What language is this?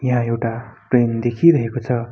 Nepali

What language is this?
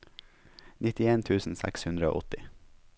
Norwegian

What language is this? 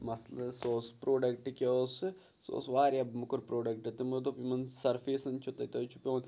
Kashmiri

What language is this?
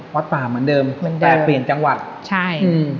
Thai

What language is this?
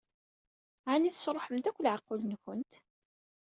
Kabyle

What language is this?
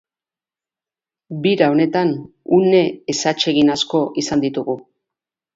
Basque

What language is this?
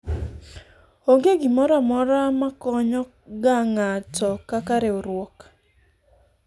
Luo (Kenya and Tanzania)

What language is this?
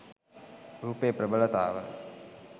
Sinhala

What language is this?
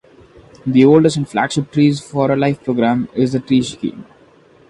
English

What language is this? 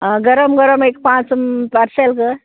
Konkani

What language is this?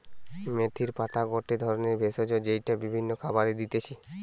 Bangla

